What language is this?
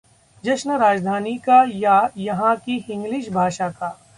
Hindi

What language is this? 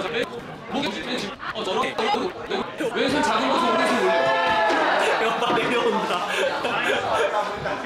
Korean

